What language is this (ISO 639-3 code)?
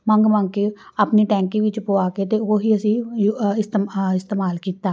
pan